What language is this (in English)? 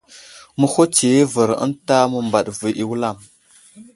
Wuzlam